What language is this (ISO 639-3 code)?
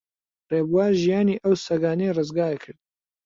ckb